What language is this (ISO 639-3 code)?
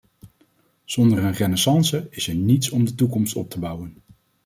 nld